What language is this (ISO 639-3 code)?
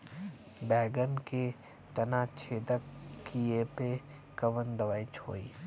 bho